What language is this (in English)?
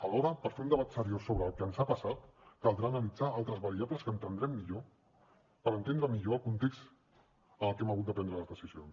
Catalan